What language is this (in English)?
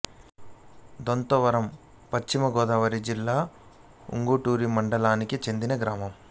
Telugu